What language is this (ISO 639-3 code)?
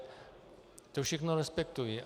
ces